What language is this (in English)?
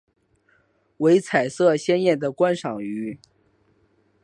Chinese